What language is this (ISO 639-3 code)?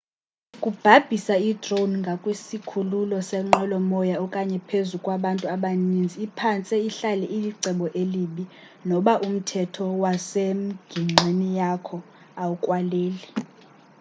xho